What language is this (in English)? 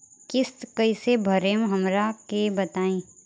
Bhojpuri